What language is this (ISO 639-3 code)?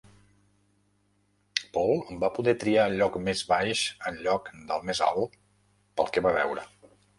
cat